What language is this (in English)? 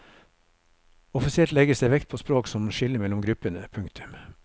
Norwegian